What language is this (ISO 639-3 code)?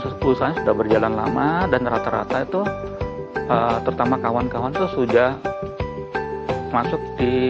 ind